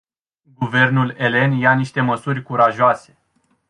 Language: Romanian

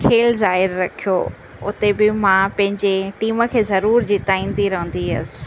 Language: Sindhi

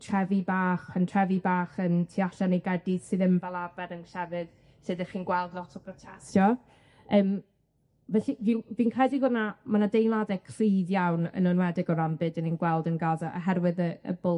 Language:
Welsh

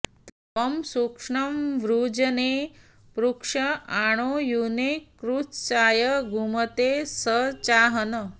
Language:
Sanskrit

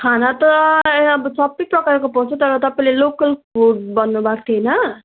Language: Nepali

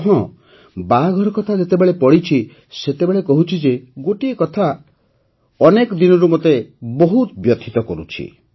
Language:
Odia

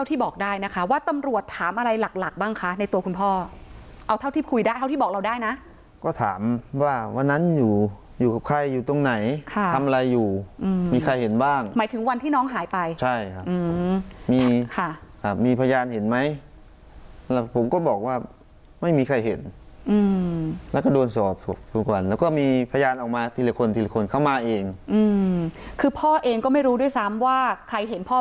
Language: Thai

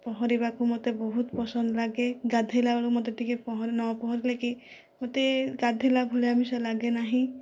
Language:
Odia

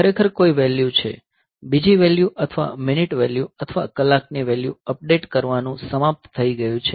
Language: Gujarati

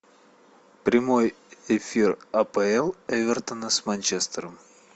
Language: Russian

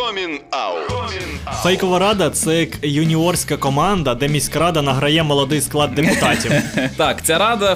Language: Ukrainian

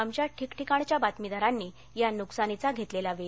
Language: Marathi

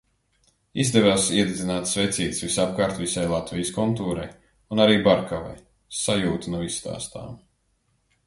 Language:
Latvian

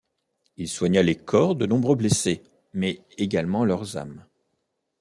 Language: French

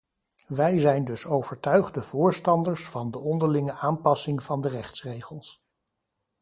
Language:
Dutch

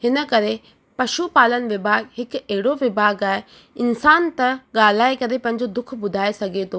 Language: Sindhi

